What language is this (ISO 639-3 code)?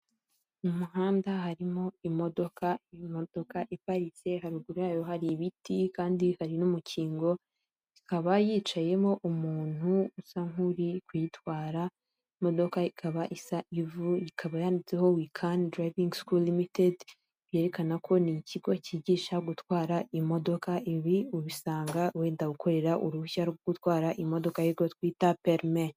kin